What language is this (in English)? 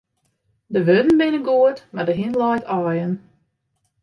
Western Frisian